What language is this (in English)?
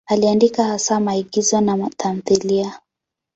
Swahili